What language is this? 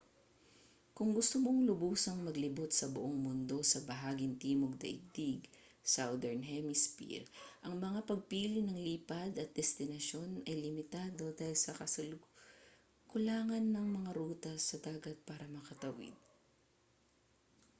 Filipino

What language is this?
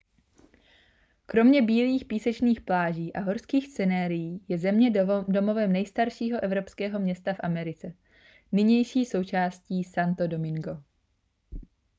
Czech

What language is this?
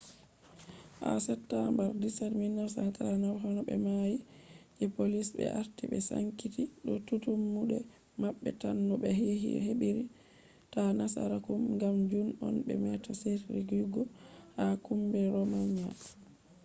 Fula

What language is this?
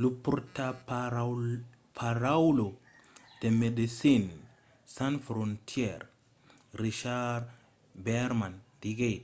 Occitan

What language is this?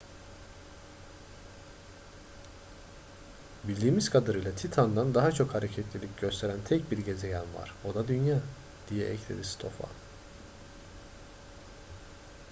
Turkish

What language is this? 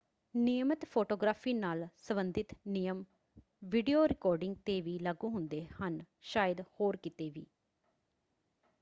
Punjabi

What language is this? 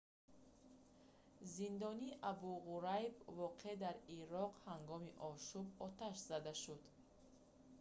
Tajik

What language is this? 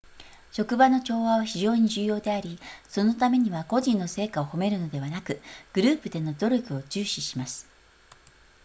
Japanese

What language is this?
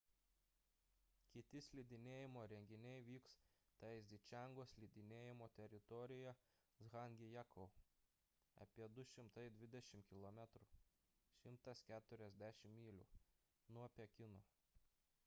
Lithuanian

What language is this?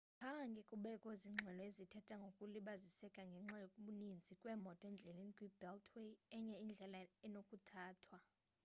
Xhosa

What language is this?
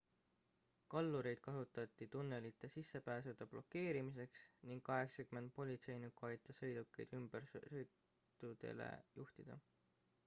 Estonian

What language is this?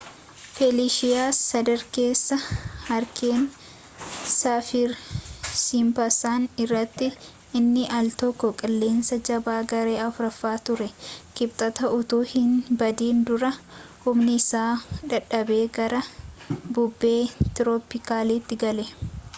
Oromo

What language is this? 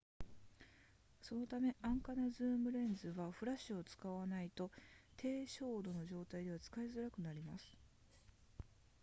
Japanese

